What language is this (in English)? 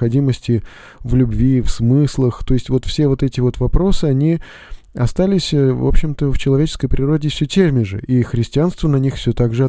Russian